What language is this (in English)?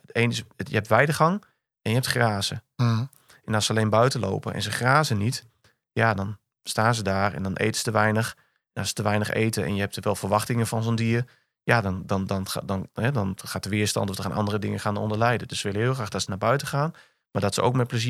Dutch